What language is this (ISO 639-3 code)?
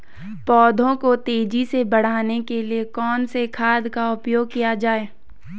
hin